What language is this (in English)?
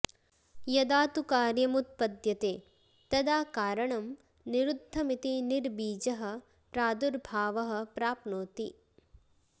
Sanskrit